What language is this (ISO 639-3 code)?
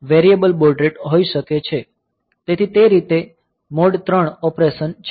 guj